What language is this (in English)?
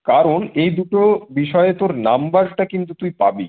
Bangla